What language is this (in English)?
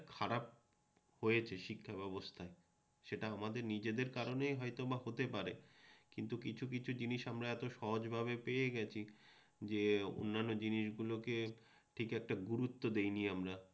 Bangla